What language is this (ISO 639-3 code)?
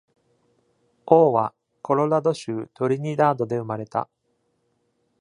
jpn